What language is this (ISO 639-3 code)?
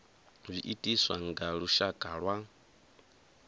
ven